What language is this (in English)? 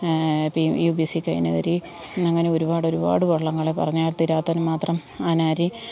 Malayalam